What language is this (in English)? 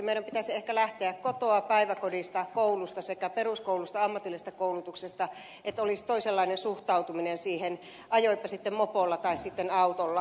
Finnish